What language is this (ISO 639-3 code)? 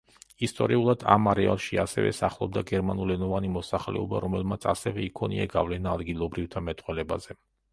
kat